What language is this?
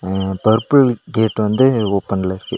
Tamil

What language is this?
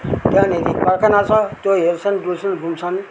Nepali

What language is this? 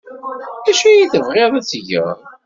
Kabyle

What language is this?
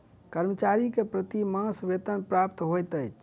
Maithili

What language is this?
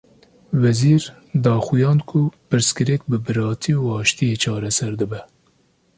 Kurdish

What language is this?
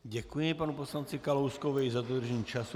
Czech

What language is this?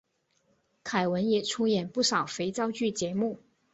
Chinese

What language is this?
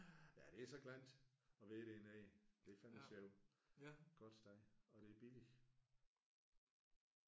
Danish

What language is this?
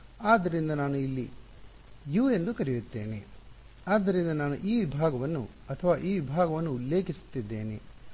Kannada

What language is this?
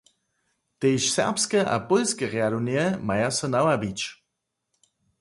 Upper Sorbian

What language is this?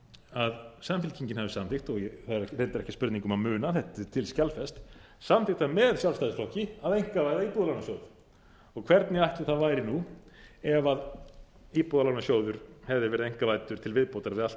Icelandic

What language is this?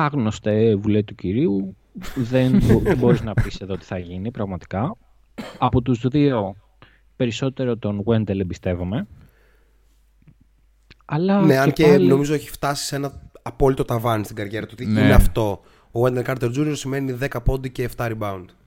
Greek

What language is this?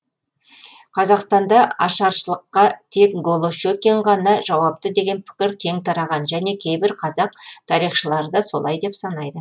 Kazakh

